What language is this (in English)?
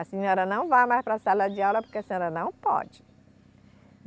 Portuguese